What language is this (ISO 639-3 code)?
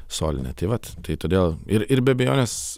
lit